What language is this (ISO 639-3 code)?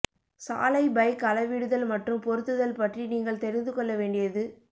tam